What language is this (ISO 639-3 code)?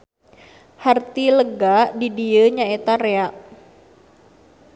sun